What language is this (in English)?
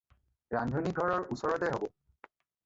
Assamese